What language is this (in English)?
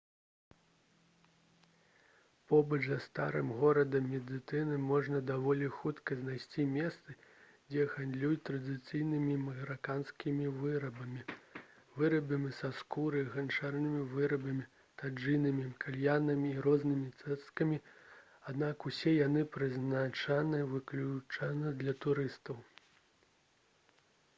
Belarusian